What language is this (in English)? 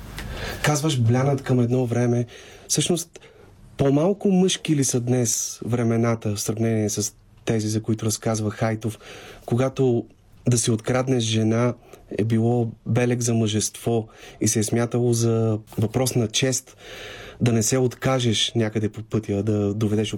Bulgarian